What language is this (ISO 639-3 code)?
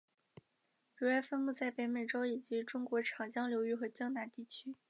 zho